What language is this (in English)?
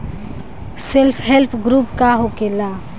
Bhojpuri